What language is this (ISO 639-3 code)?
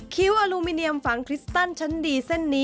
tha